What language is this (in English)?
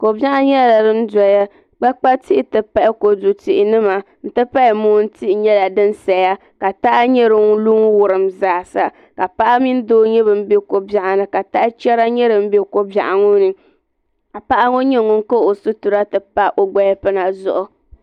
Dagbani